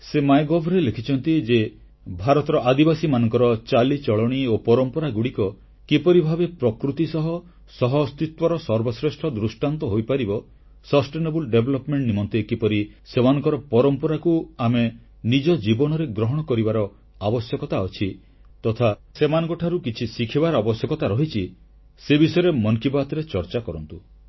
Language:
Odia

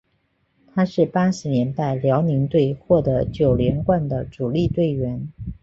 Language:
Chinese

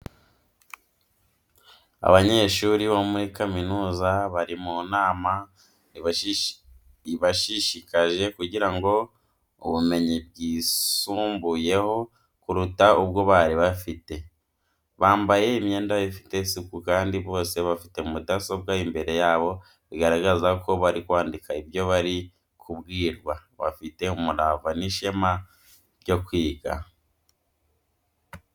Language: Kinyarwanda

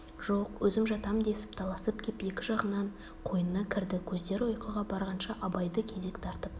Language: Kazakh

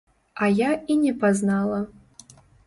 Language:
Belarusian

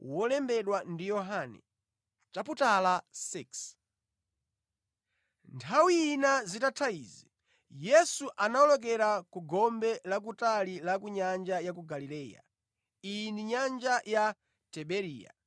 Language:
Nyanja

